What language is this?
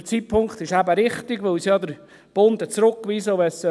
Swiss German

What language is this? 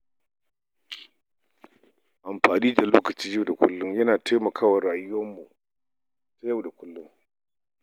Hausa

